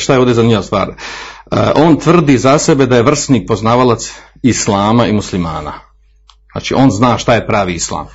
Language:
Croatian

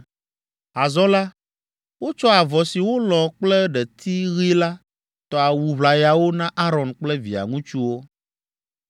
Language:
Ewe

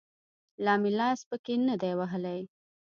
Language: Pashto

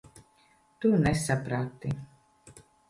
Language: Latvian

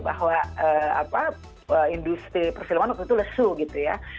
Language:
Indonesian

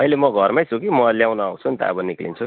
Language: Nepali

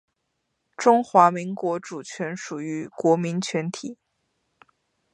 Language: Chinese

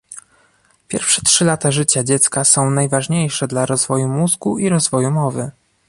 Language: Polish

